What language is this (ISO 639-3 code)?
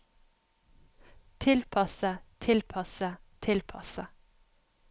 nor